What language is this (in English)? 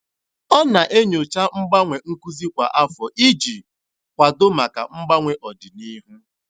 Igbo